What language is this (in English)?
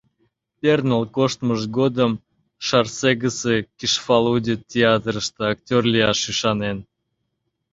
Mari